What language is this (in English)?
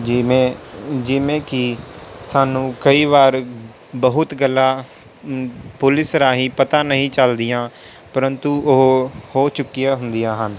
Punjabi